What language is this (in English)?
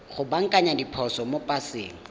Tswana